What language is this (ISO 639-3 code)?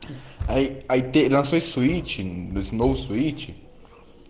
rus